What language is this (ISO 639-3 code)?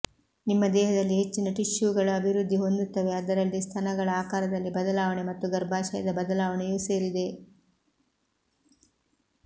kan